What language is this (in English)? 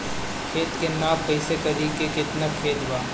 Bhojpuri